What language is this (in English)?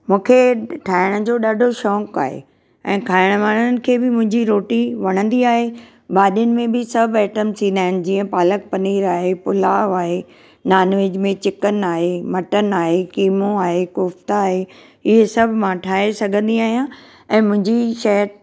Sindhi